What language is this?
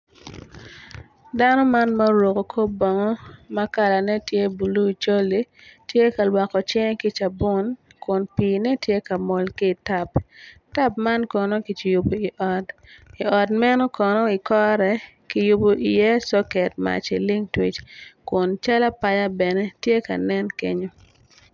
Acoli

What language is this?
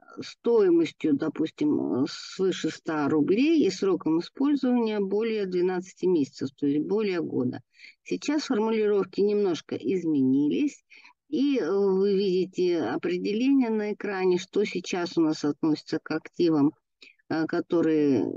Russian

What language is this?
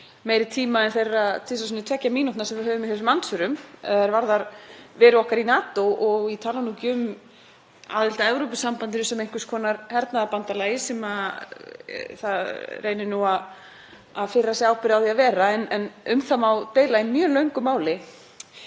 Icelandic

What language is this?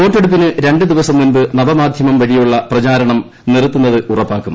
Malayalam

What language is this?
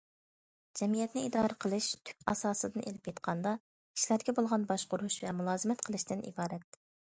Uyghur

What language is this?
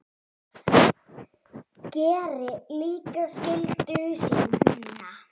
Icelandic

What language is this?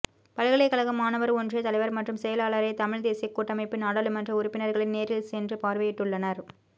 Tamil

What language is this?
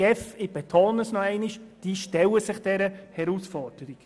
Swiss German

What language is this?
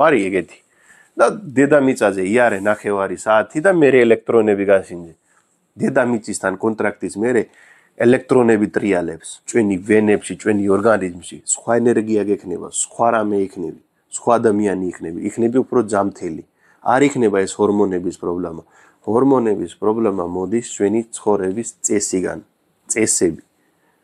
Romanian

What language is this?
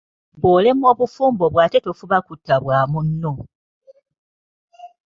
Ganda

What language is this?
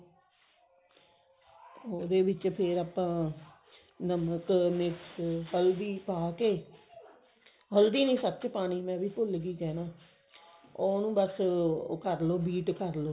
Punjabi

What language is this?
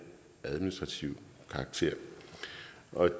Danish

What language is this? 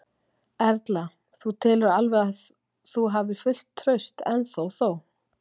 Icelandic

